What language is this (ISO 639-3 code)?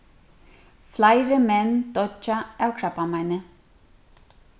fao